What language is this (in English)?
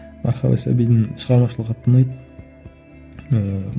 Kazakh